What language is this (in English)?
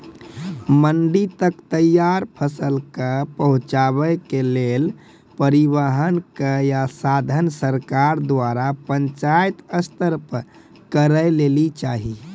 Maithili